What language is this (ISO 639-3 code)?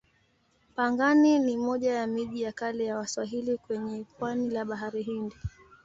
swa